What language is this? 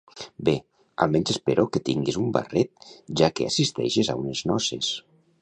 Catalan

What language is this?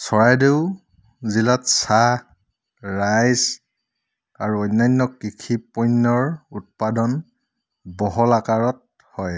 Assamese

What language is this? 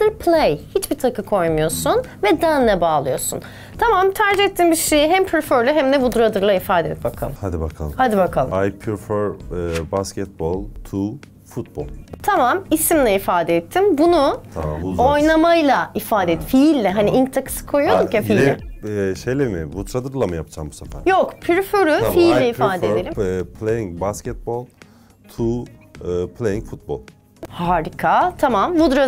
Turkish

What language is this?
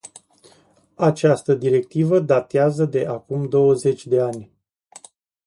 Romanian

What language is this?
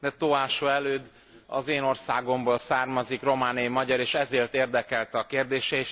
Hungarian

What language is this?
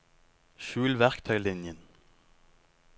Norwegian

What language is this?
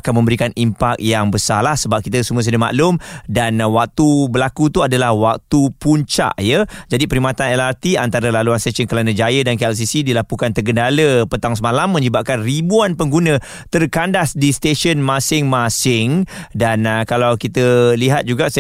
Malay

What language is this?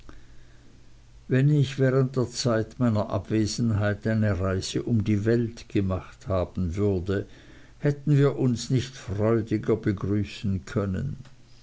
German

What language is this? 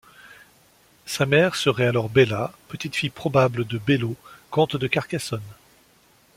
French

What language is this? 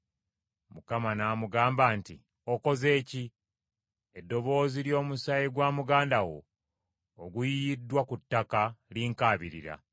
Ganda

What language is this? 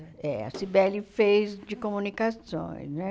Portuguese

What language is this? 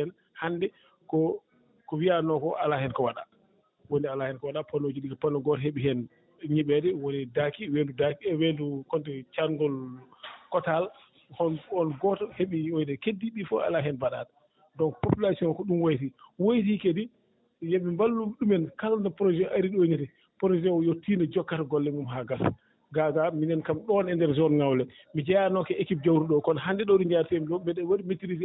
Fula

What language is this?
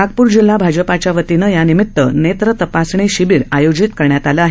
Marathi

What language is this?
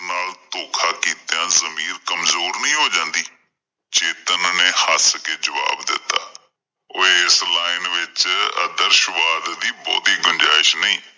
Punjabi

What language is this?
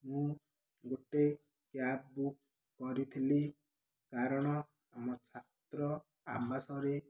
Odia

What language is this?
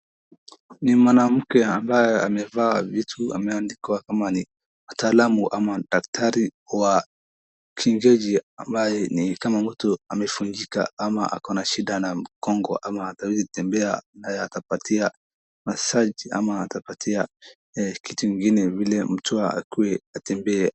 Swahili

